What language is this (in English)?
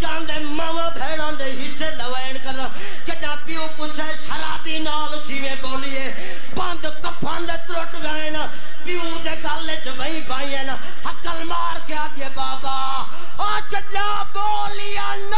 Hindi